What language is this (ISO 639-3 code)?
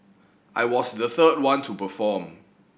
eng